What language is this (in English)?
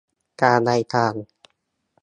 Thai